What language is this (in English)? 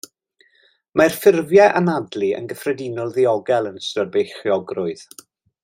Welsh